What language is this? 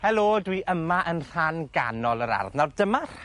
Welsh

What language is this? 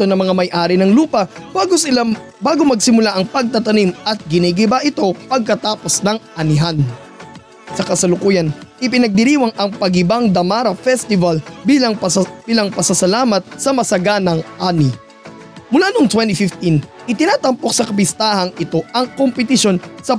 Filipino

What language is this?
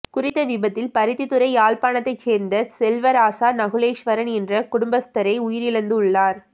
Tamil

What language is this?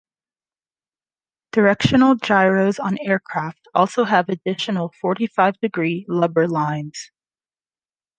English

